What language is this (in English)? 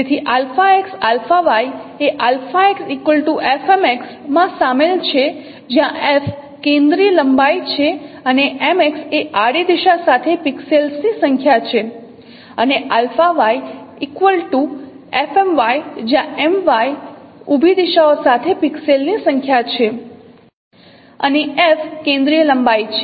Gujarati